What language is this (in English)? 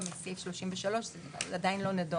Hebrew